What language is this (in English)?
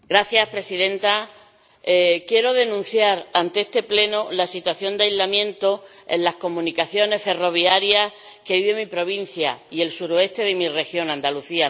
Spanish